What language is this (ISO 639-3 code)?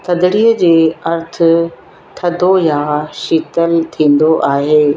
snd